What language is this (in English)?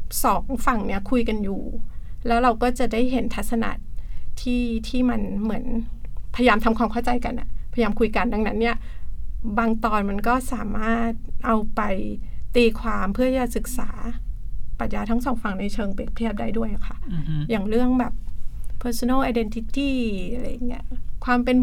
Thai